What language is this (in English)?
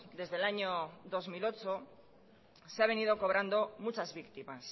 Spanish